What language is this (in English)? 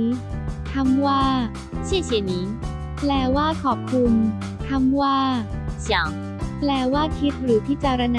Thai